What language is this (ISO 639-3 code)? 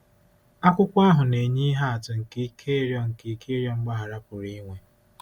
ibo